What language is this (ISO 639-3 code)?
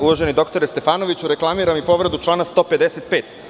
srp